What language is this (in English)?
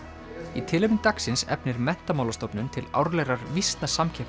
Icelandic